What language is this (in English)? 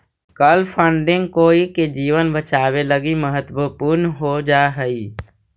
Magahi